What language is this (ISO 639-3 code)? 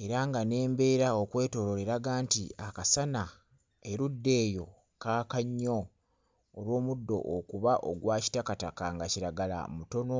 lug